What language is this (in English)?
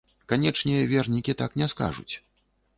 Belarusian